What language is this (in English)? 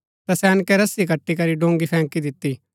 Gaddi